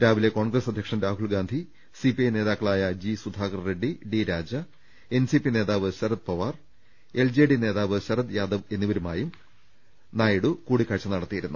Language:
Malayalam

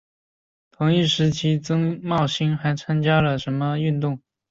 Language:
Chinese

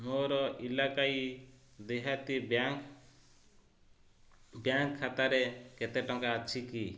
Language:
Odia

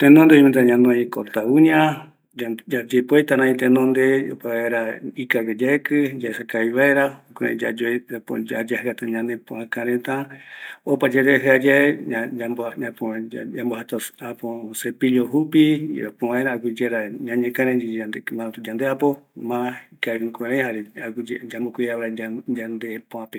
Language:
Eastern Bolivian Guaraní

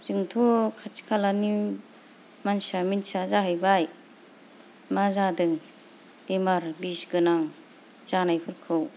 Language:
Bodo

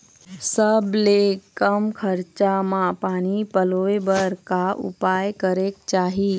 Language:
Chhattisgarhi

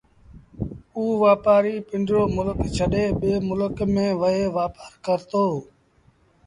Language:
Sindhi Bhil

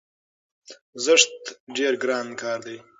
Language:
Pashto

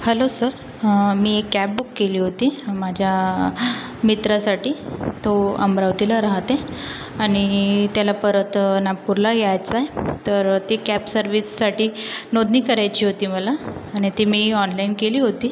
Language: Marathi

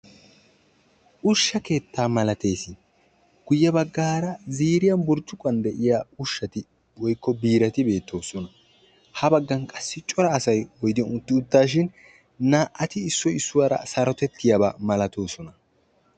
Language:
Wolaytta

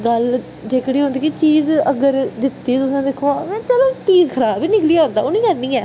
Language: Dogri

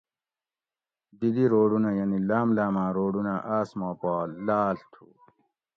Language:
Gawri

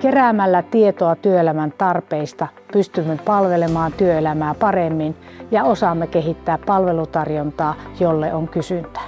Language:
Finnish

